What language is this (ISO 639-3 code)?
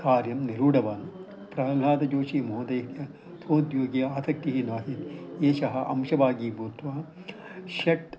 san